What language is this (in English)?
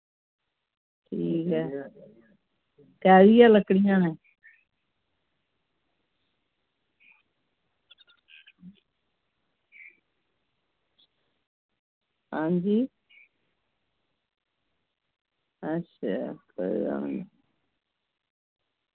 Dogri